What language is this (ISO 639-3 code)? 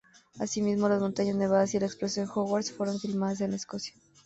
spa